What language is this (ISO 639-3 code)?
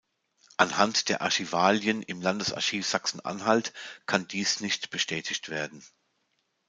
deu